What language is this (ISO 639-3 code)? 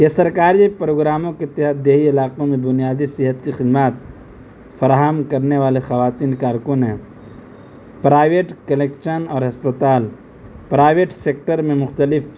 urd